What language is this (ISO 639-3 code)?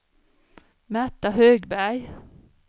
swe